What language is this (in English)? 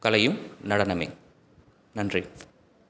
Tamil